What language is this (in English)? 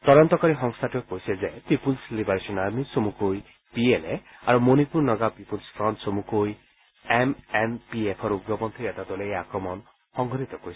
Assamese